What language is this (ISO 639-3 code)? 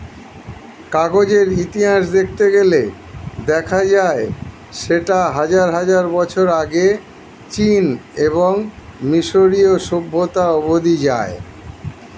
ben